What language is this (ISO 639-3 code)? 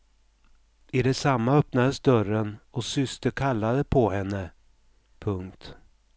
swe